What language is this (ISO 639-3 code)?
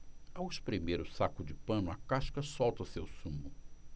por